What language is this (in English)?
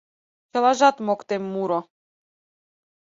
Mari